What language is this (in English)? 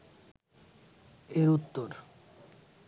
Bangla